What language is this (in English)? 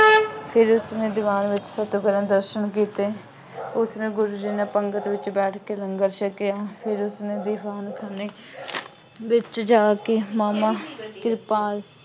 Punjabi